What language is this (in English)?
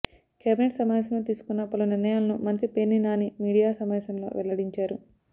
Telugu